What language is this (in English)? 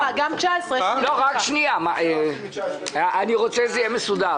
Hebrew